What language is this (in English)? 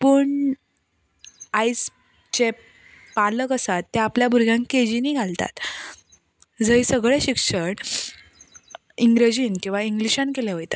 Konkani